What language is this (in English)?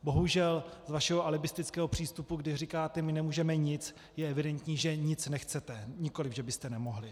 Czech